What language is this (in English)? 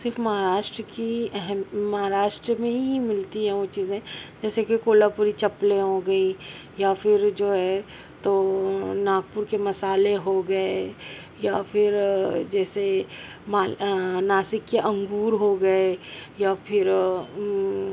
Urdu